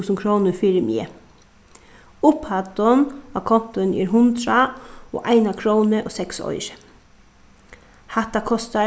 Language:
Faroese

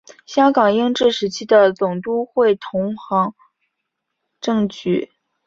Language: Chinese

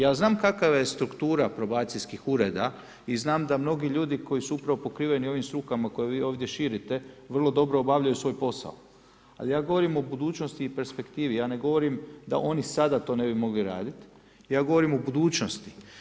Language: Croatian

